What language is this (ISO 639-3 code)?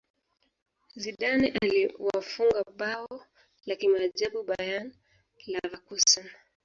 swa